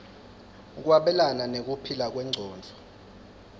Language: Swati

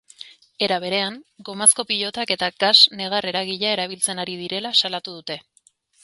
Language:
Basque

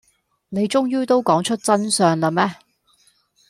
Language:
Cantonese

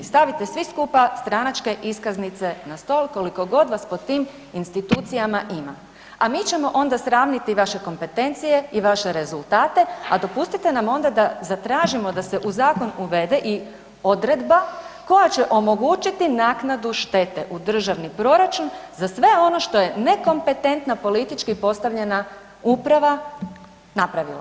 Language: Croatian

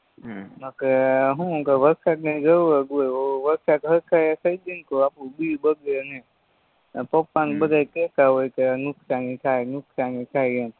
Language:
Gujarati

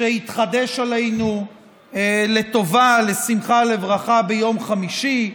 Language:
Hebrew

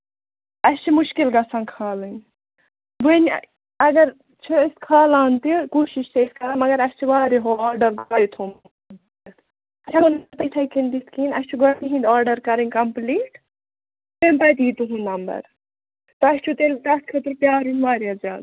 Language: Kashmiri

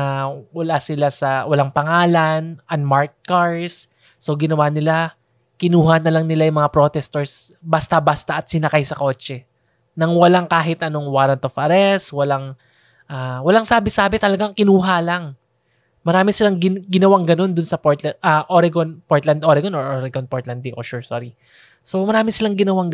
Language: Filipino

